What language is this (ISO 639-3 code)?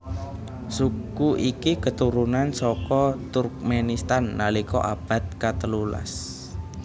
jav